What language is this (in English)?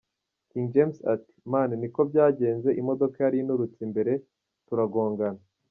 Kinyarwanda